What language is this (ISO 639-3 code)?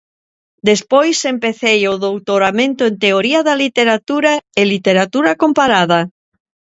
glg